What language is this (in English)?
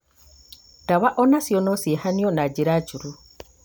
Kikuyu